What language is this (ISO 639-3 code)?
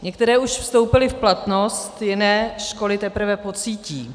ces